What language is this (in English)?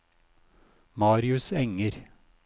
Norwegian